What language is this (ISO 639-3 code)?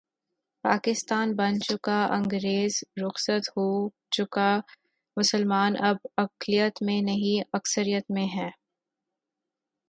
urd